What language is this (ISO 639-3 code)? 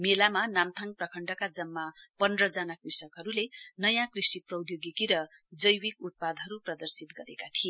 nep